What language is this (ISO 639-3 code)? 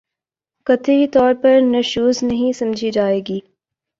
urd